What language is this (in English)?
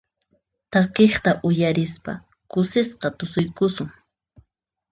Puno Quechua